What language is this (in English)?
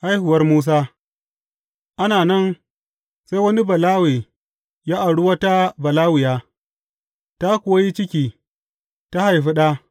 Hausa